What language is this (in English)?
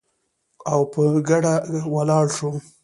Pashto